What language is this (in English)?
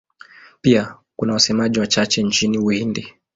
Swahili